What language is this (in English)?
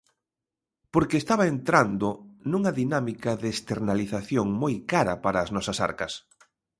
Galician